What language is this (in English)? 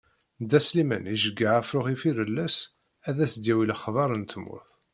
Kabyle